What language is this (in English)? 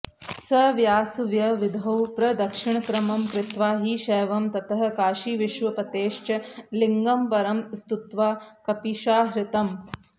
Sanskrit